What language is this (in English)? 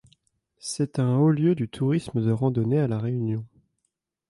French